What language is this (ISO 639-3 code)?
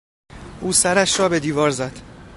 fas